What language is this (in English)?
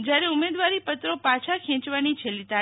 Gujarati